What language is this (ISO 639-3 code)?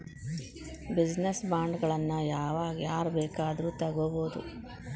kan